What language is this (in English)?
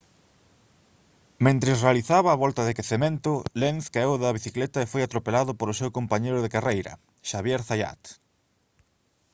Galician